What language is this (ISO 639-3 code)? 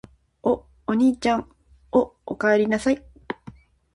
jpn